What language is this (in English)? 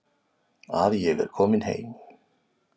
Icelandic